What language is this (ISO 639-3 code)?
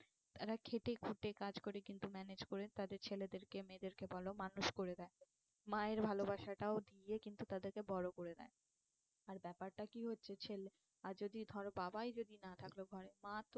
ben